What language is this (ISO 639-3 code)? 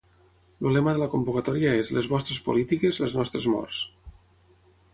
cat